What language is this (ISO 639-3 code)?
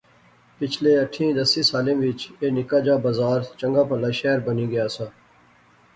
phr